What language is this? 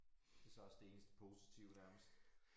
Danish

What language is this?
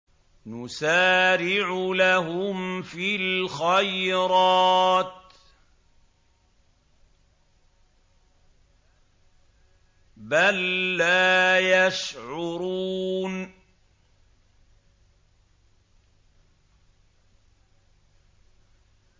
Arabic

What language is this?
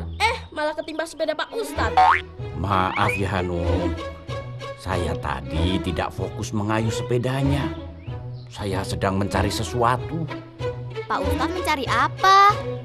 Indonesian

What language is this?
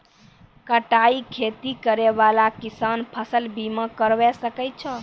Maithili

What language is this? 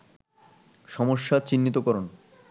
Bangla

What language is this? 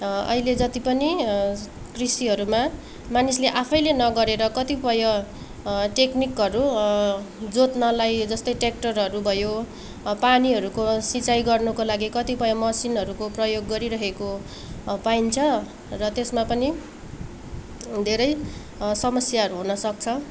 Nepali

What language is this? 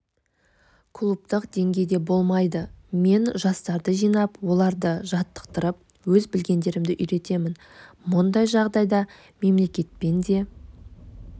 Kazakh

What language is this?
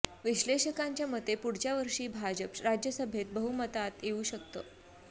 Marathi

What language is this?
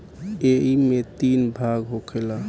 Bhojpuri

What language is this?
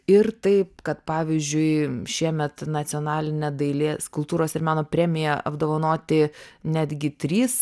Lithuanian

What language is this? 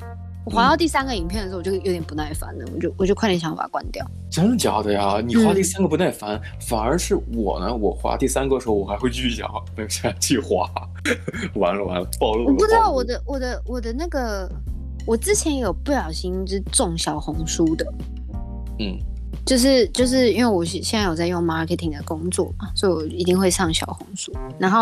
Chinese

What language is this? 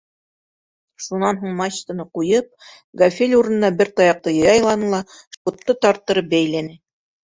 Bashkir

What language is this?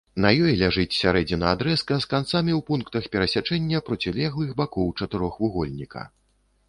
Belarusian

